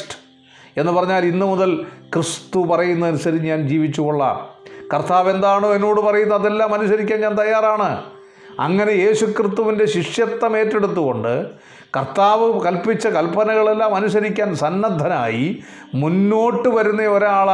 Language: Malayalam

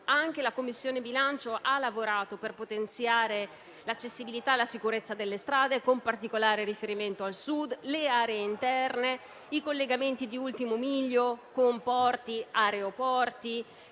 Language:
Italian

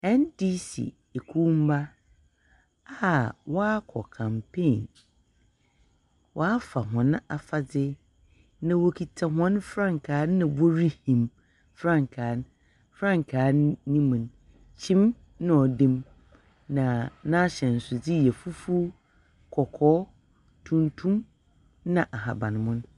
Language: Akan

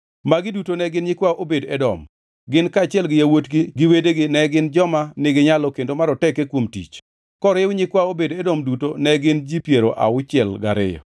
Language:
Luo (Kenya and Tanzania)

